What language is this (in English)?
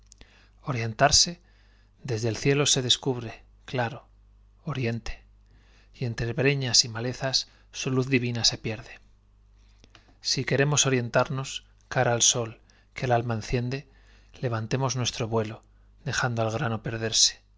Spanish